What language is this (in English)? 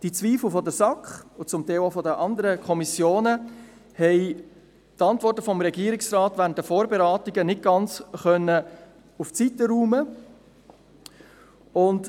Swiss German